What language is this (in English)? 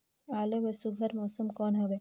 Chhattisgarhi